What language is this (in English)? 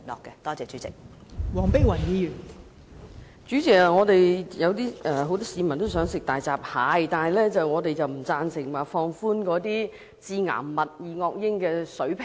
Cantonese